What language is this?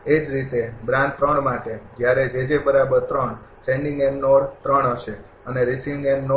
Gujarati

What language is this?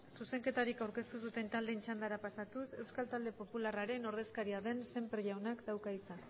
Basque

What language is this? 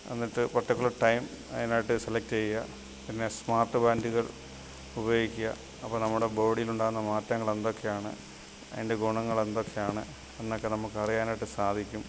Malayalam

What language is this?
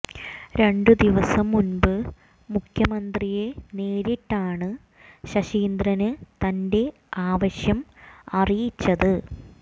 Malayalam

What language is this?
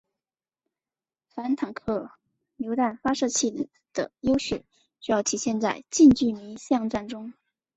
Chinese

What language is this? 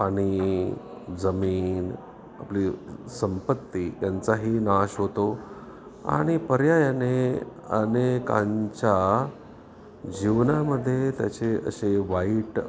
Marathi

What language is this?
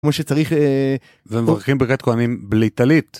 Hebrew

